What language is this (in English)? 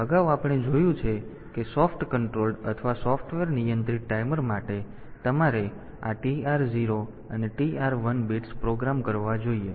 Gujarati